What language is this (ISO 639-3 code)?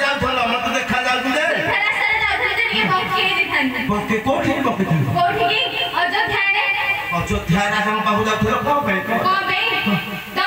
ara